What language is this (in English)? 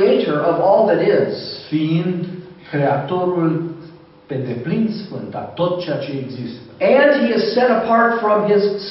Romanian